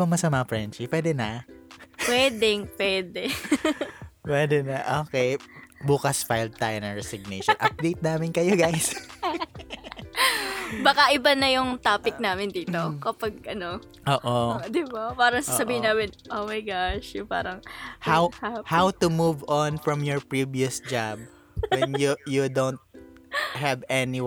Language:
Filipino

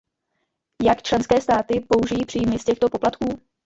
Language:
Czech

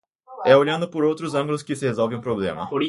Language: Portuguese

